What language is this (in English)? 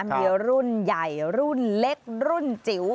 Thai